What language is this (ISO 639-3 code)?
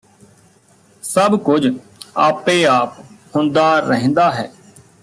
pan